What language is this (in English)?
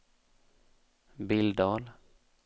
Swedish